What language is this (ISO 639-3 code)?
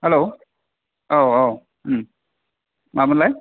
brx